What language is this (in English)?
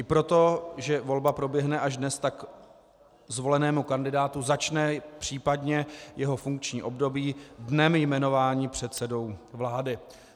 Czech